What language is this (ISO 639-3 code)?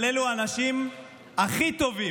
heb